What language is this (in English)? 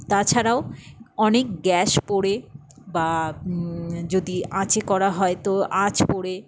Bangla